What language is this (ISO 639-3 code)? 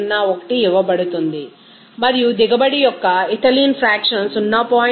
tel